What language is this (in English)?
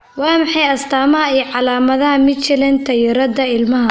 Somali